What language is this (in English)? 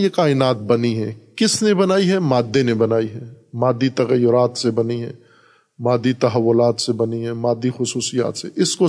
Urdu